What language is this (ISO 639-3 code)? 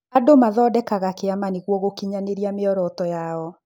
kik